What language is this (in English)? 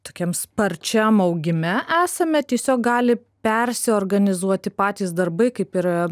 Lithuanian